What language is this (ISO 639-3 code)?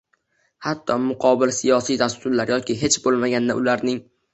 uzb